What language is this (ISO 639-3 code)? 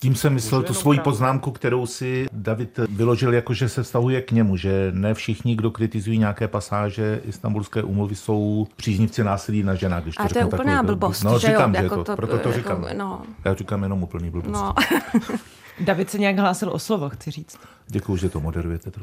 ces